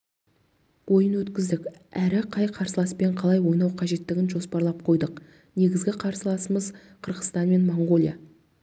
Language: Kazakh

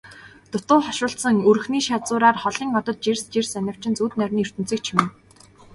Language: Mongolian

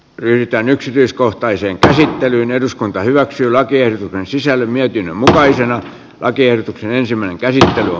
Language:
Finnish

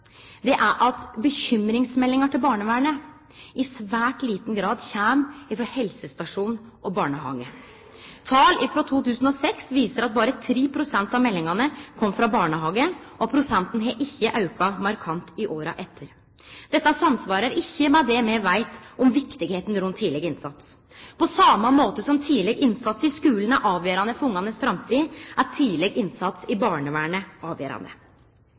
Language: Norwegian Nynorsk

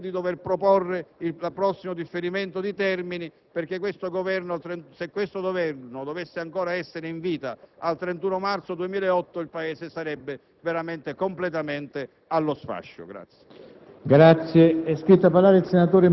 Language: Italian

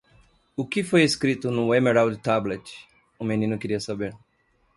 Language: Portuguese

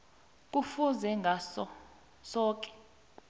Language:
South Ndebele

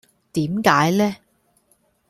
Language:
Cantonese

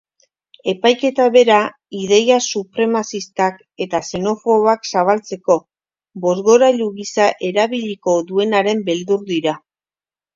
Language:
Basque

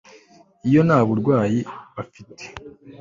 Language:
Kinyarwanda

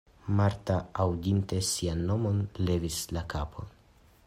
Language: Esperanto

